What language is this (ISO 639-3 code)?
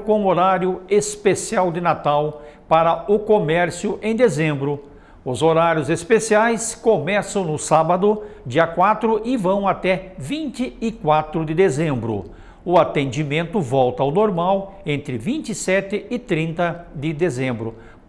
por